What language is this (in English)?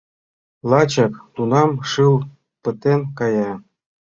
Mari